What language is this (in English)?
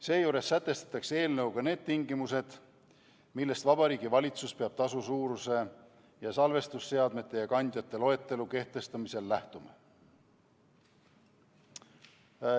Estonian